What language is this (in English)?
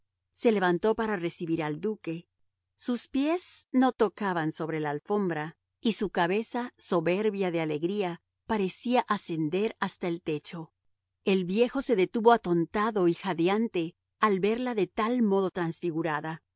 Spanish